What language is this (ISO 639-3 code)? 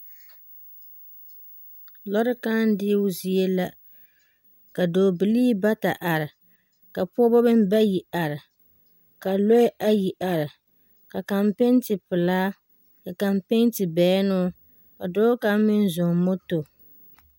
dga